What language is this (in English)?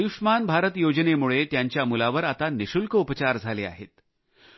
Marathi